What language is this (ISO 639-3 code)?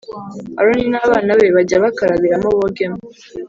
kin